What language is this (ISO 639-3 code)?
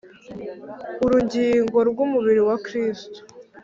kin